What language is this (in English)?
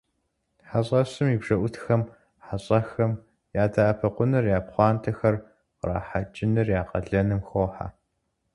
Kabardian